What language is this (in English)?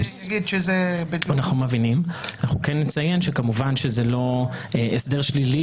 Hebrew